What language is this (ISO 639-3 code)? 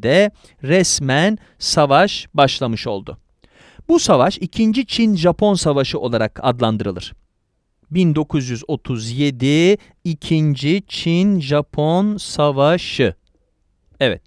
tur